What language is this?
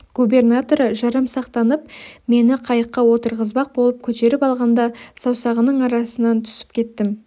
Kazakh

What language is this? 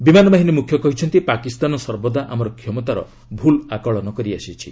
Odia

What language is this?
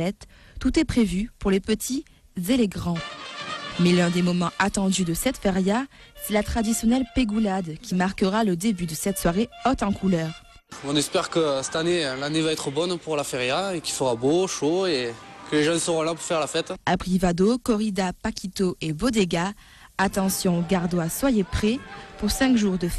French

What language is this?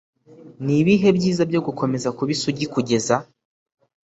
Kinyarwanda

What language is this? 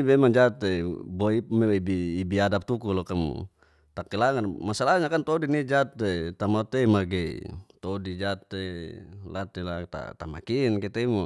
Geser-Gorom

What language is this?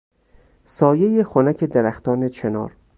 Persian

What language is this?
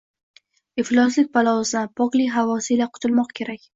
Uzbek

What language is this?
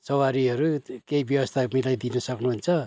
Nepali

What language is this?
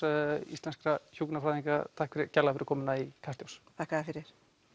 Icelandic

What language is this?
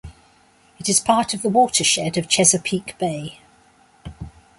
English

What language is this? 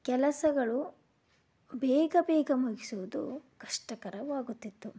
Kannada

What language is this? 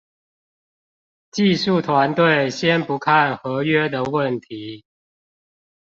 Chinese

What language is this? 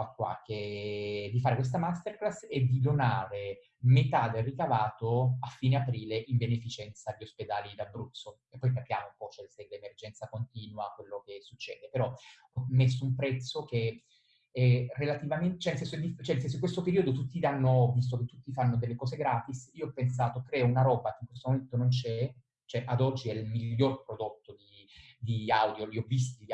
Italian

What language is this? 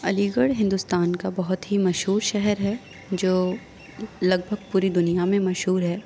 Urdu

